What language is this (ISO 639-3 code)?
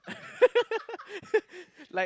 eng